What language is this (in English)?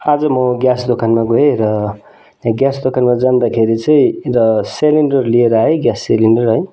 Nepali